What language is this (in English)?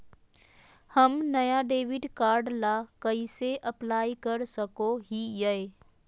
Magahi